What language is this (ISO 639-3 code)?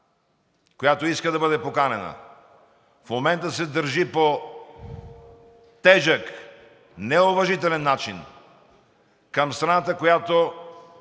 bul